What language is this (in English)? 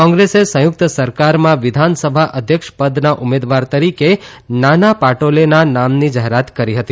Gujarati